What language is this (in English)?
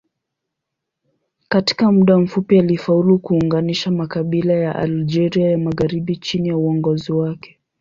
Swahili